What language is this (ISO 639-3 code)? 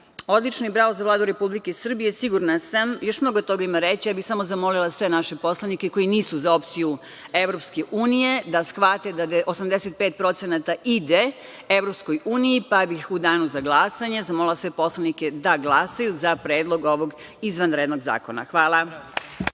srp